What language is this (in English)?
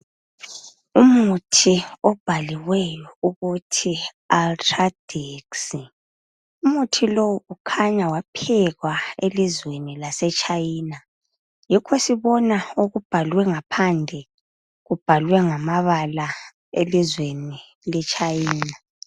North Ndebele